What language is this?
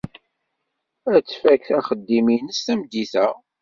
Kabyle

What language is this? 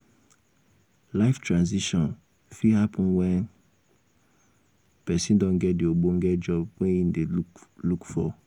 Nigerian Pidgin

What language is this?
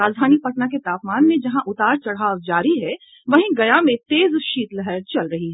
Hindi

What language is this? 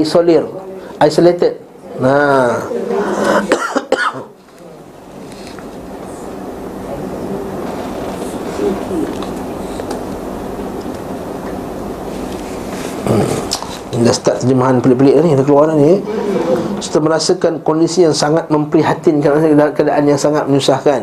Malay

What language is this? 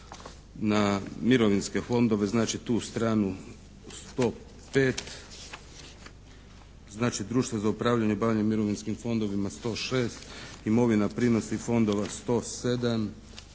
Croatian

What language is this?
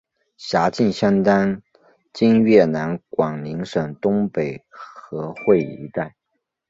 Chinese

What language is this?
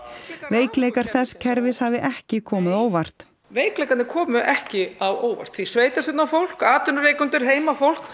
Icelandic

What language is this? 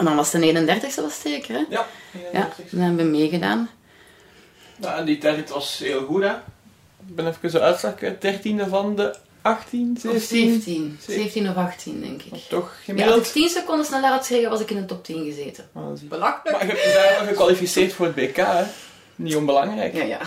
Dutch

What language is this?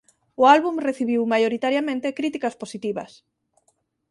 Galician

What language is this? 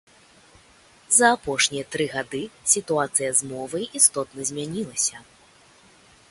Belarusian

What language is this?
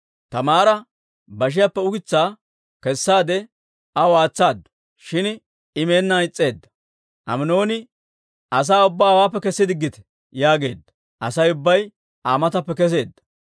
Dawro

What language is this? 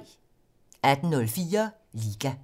Danish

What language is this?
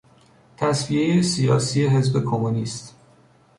Persian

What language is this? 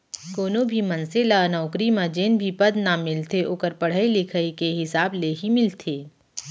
Chhattisgarhi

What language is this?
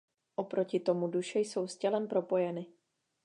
Czech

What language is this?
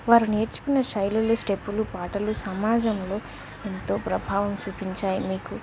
Telugu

